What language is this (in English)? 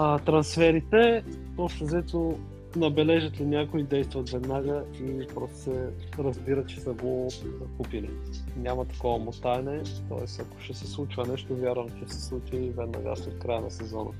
Bulgarian